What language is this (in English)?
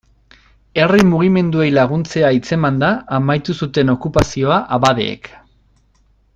Basque